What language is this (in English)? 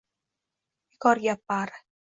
Uzbek